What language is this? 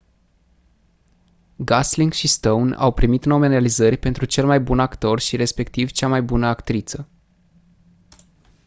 Romanian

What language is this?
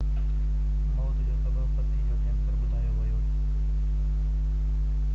Sindhi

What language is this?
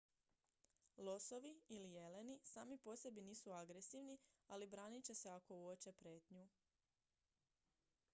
Croatian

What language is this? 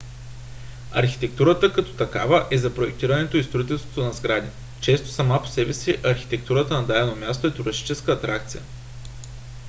Bulgarian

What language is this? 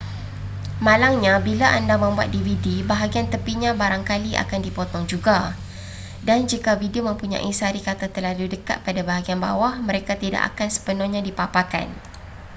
Malay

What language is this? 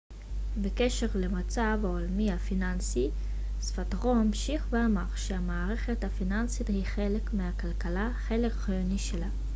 Hebrew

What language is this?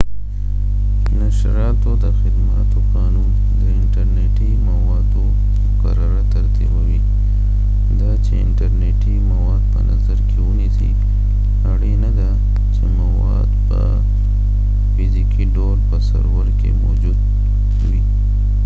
Pashto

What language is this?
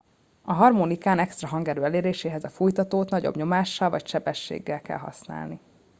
Hungarian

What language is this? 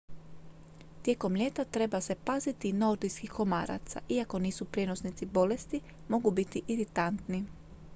Croatian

